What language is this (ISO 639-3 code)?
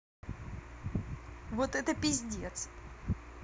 rus